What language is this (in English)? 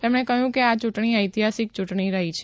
Gujarati